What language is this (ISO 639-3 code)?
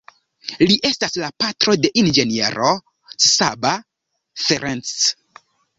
epo